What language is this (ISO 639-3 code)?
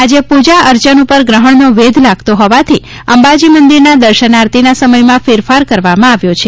guj